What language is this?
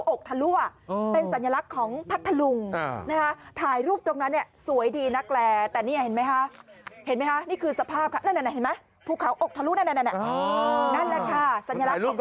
Thai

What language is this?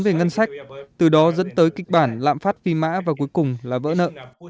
Vietnamese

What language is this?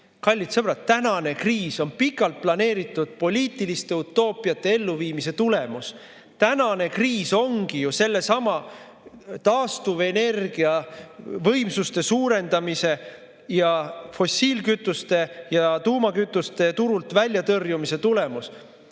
Estonian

